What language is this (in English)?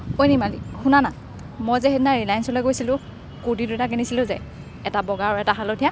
Assamese